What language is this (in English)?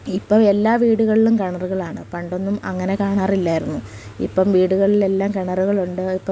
Malayalam